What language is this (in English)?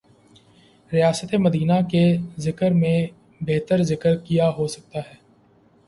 Urdu